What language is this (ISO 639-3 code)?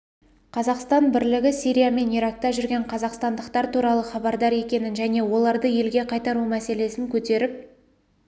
kaz